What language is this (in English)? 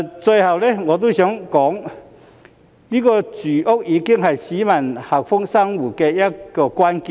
Cantonese